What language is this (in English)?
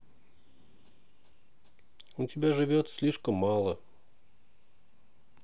Russian